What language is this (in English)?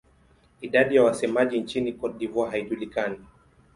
Swahili